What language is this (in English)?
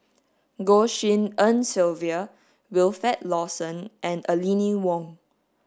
English